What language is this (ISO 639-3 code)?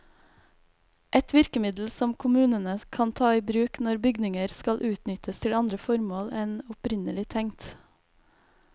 nor